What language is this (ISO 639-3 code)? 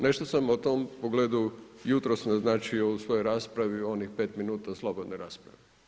hrv